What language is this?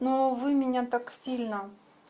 Russian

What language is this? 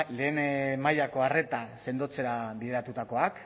Basque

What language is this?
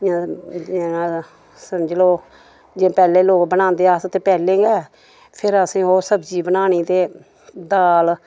Dogri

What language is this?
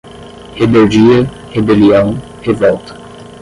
Portuguese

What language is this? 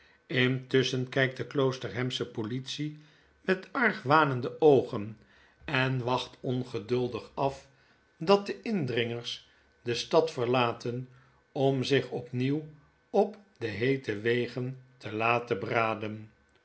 Dutch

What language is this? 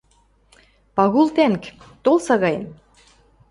Western Mari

